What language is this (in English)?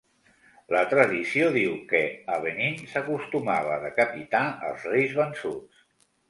Catalan